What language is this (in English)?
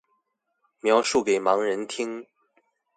Chinese